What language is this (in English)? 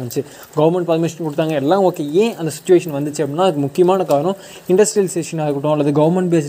Tamil